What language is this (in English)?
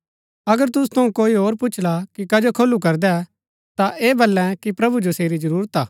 Gaddi